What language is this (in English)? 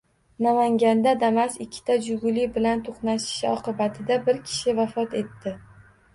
Uzbek